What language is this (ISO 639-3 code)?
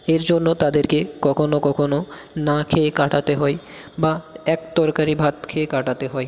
ben